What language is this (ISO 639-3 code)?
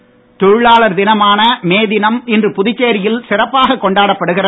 tam